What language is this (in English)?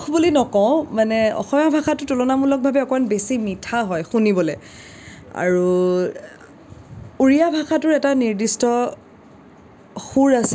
Assamese